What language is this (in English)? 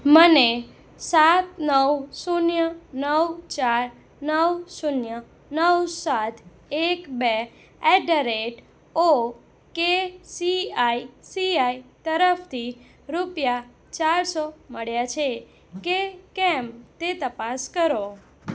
Gujarati